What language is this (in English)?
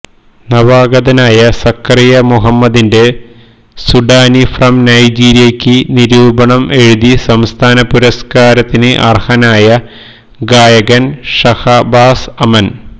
Malayalam